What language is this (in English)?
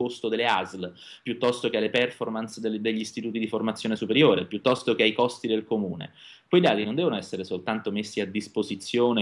Italian